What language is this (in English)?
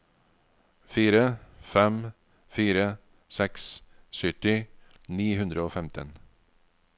Norwegian